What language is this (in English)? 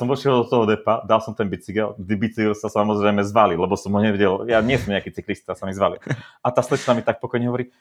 Slovak